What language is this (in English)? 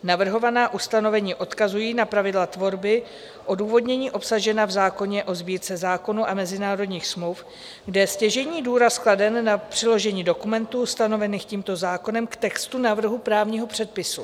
Czech